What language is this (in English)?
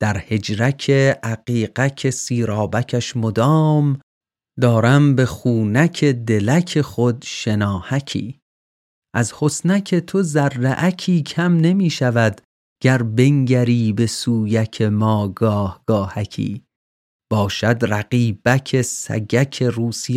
Persian